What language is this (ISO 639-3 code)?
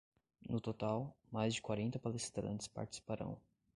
por